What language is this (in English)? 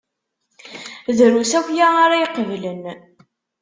Kabyle